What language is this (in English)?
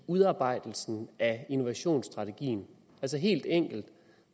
Danish